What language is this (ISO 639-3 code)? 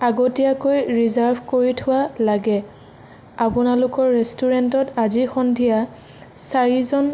asm